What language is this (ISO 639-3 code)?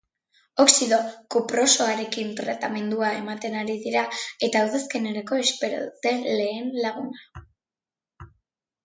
eus